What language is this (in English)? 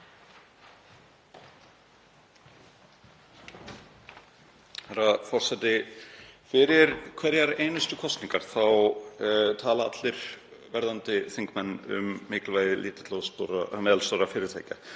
Icelandic